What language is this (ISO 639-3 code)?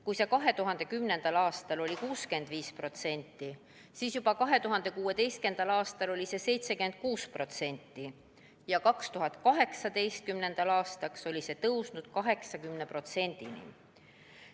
est